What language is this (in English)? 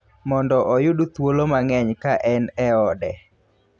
Luo (Kenya and Tanzania)